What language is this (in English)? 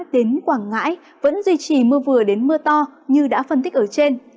Vietnamese